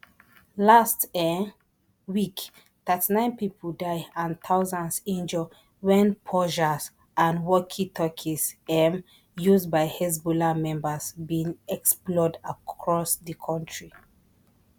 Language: Nigerian Pidgin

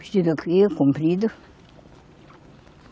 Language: Portuguese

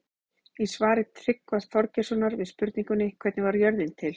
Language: Icelandic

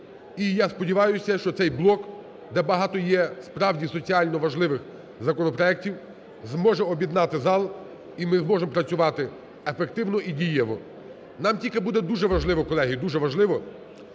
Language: Ukrainian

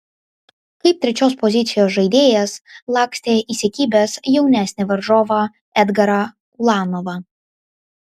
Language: Lithuanian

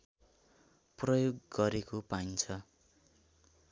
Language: Nepali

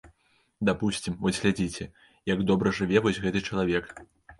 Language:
Belarusian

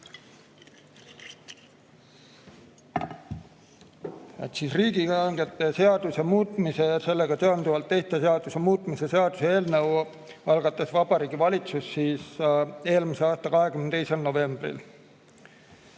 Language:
Estonian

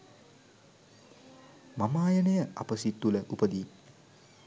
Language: Sinhala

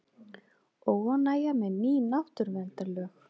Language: Icelandic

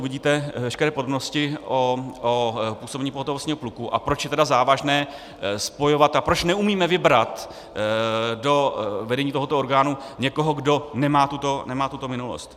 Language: Czech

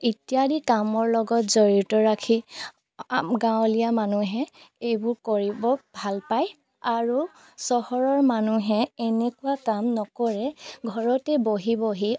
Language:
Assamese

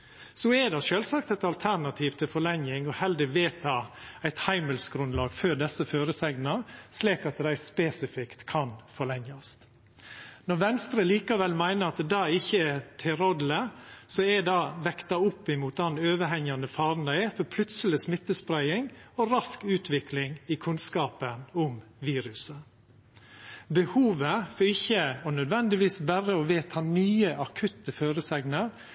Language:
Norwegian Nynorsk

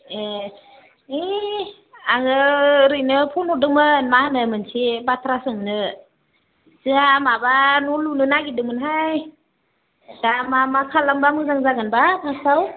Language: Bodo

